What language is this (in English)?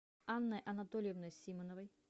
Russian